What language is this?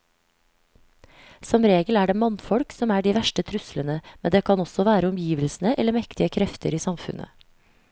Norwegian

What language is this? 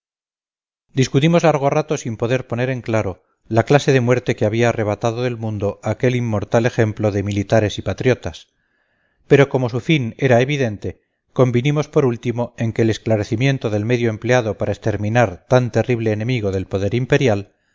Spanish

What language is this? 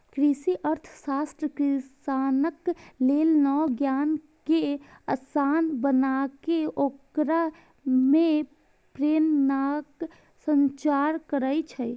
Maithili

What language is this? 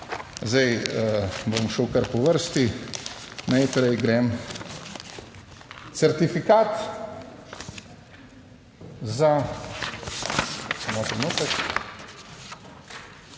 Slovenian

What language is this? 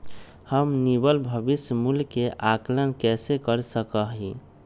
Magahi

